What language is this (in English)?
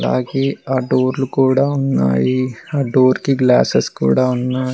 Telugu